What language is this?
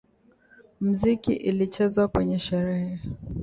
Swahili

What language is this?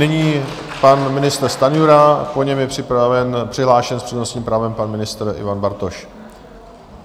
Czech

